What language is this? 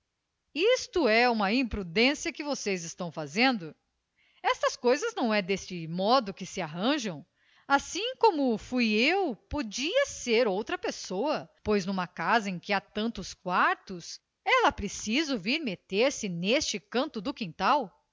Portuguese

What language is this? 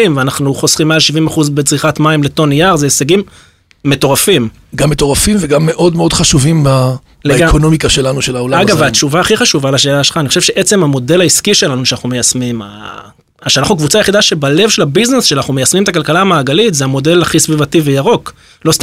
Hebrew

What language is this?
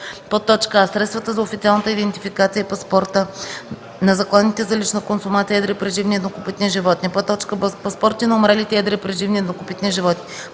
Bulgarian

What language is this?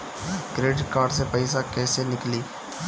Bhojpuri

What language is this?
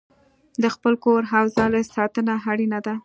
Pashto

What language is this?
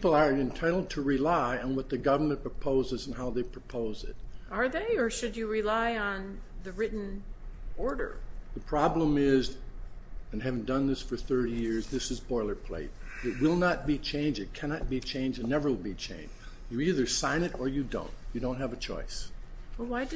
English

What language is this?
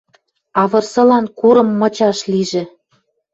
Western Mari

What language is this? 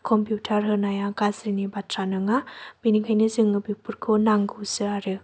Bodo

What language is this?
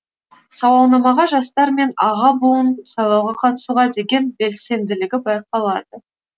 Kazakh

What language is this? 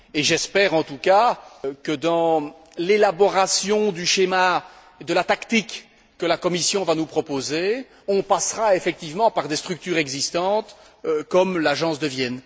French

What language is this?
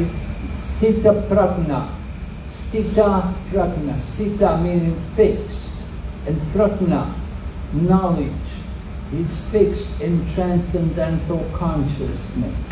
English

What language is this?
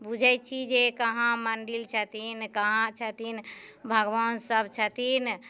Maithili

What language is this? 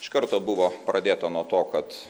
Lithuanian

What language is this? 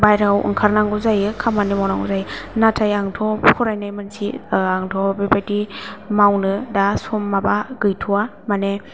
Bodo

